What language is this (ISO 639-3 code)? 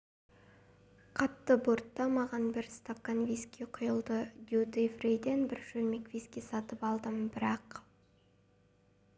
kaz